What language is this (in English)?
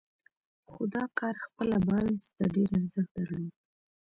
Pashto